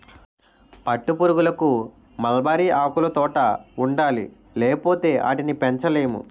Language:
Telugu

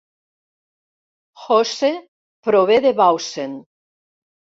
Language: Catalan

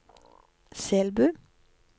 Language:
Norwegian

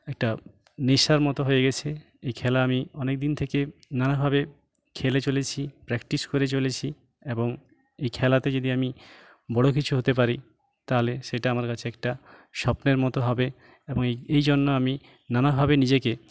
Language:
Bangla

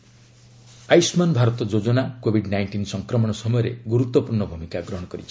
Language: Odia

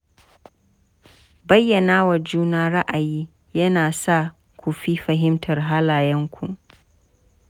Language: Hausa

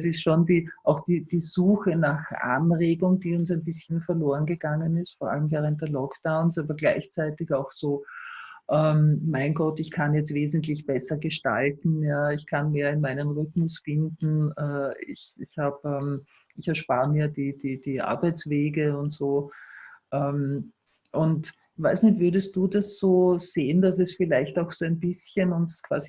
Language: German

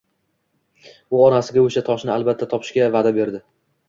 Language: Uzbek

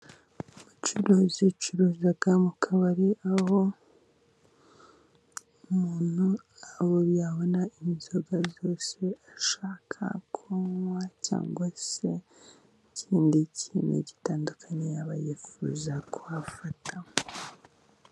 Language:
Kinyarwanda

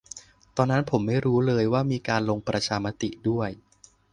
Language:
Thai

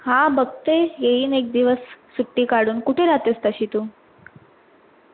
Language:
Marathi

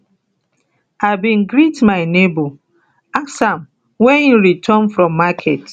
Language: Nigerian Pidgin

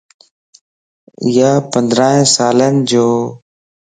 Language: Lasi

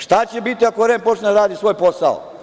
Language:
Serbian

